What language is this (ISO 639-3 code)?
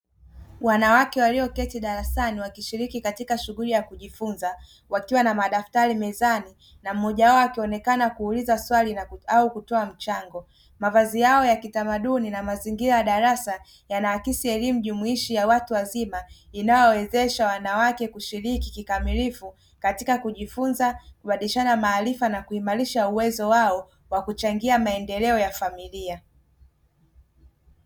swa